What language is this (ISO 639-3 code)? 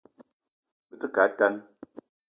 eto